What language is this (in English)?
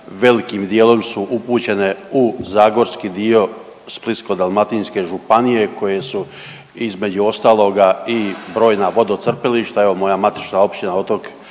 Croatian